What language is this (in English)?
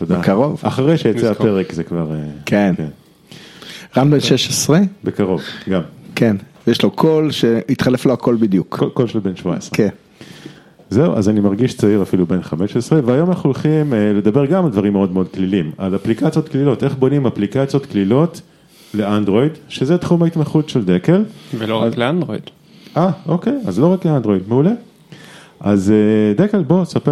Hebrew